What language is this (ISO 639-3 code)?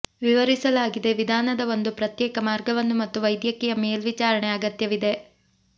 kan